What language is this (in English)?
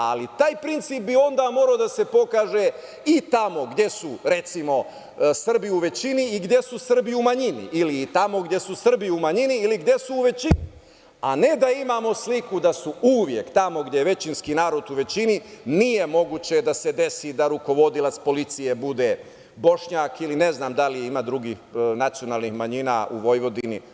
Serbian